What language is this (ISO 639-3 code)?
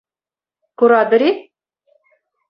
chv